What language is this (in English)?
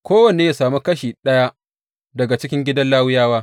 Hausa